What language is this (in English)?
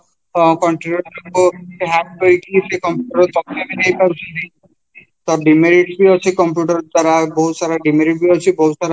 Odia